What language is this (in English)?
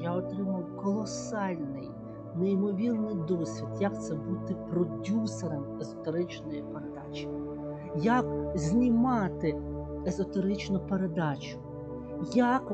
Ukrainian